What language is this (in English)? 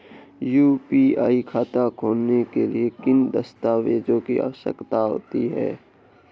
Hindi